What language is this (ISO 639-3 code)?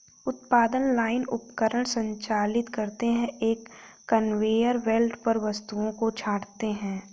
hin